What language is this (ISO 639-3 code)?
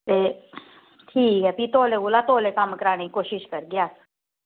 doi